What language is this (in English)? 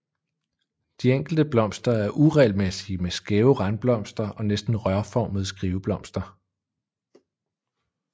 Danish